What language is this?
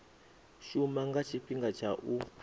Venda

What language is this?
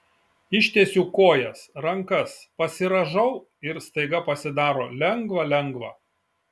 Lithuanian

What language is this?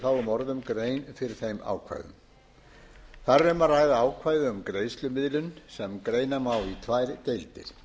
Icelandic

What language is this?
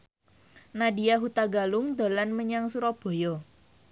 Javanese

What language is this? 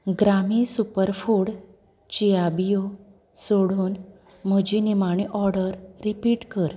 Konkani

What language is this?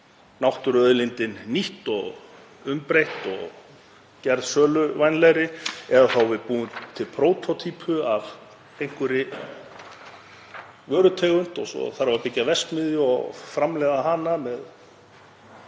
Icelandic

